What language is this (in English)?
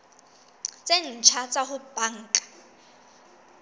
Southern Sotho